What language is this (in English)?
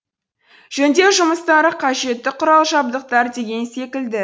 Kazakh